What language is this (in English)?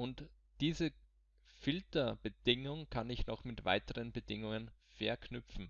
German